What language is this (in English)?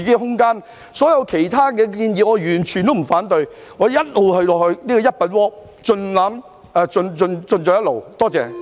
Cantonese